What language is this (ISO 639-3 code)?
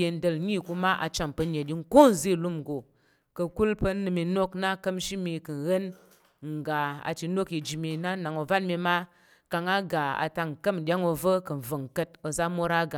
yer